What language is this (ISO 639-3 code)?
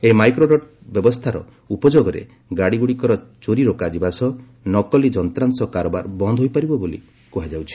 ori